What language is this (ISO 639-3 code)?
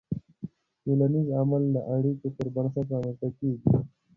pus